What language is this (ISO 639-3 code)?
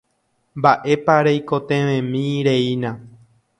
grn